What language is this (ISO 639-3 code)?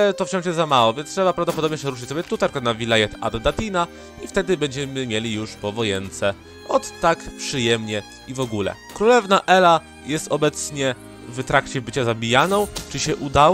pol